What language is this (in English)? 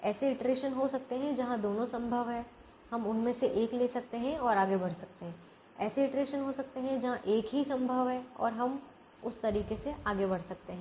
Hindi